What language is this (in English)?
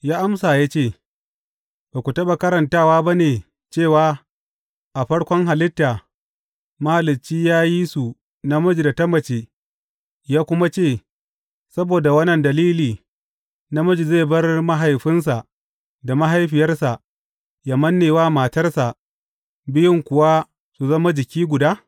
Hausa